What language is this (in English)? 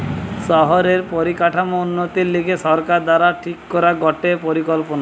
Bangla